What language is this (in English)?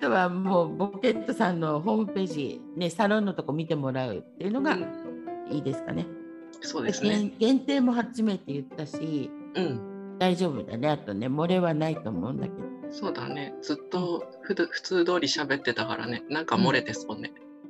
Japanese